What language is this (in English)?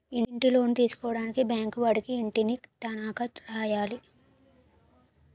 Telugu